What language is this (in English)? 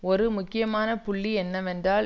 Tamil